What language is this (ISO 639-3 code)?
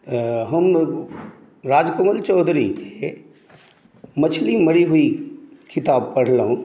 mai